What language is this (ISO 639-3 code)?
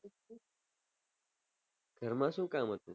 guj